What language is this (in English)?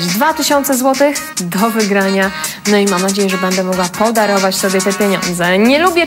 Polish